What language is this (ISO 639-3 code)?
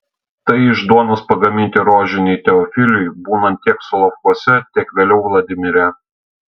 lit